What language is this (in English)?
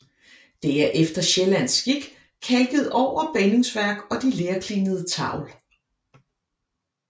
Danish